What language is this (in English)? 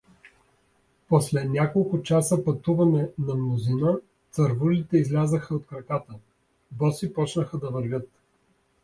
Bulgarian